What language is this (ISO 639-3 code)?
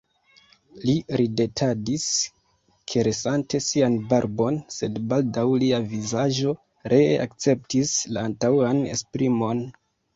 epo